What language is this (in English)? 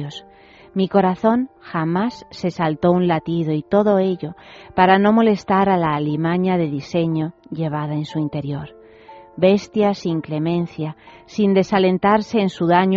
Spanish